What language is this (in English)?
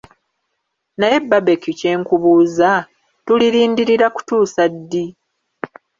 Ganda